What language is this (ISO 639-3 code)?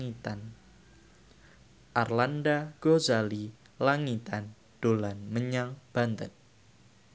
jav